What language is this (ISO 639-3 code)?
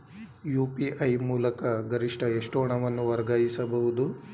kan